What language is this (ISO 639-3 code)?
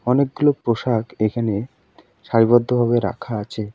ben